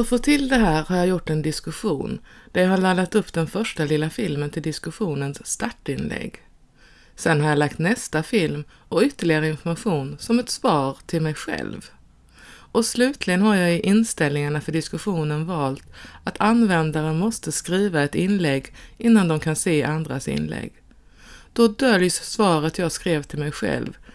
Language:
Swedish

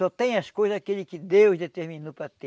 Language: Portuguese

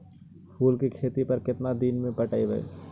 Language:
Magahi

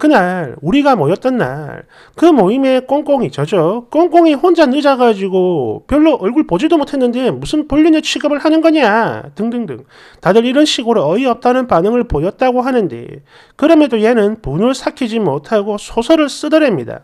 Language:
Korean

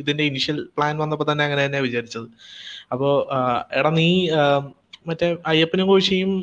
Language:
Malayalam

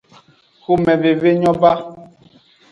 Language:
Aja (Benin)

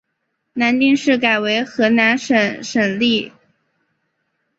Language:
Chinese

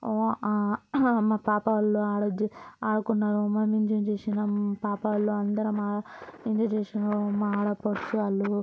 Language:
Telugu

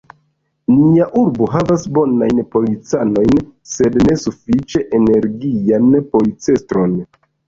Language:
Esperanto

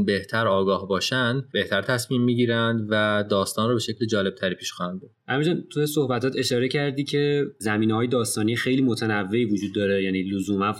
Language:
Persian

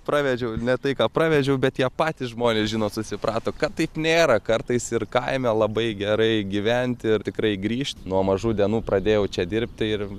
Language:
Lithuanian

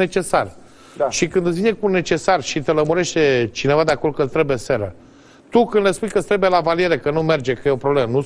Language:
Romanian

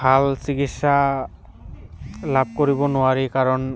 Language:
Assamese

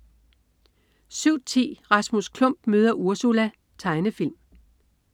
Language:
Danish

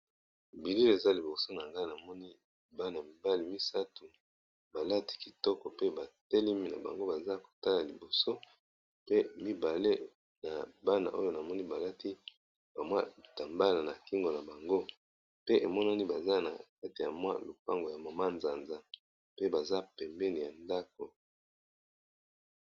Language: Lingala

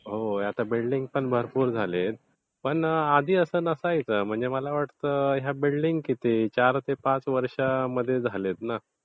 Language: Marathi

